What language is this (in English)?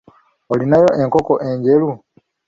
Ganda